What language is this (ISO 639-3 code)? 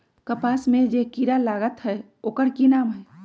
mag